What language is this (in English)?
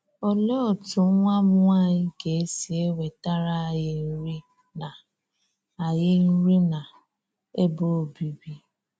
Igbo